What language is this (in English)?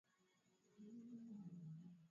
Swahili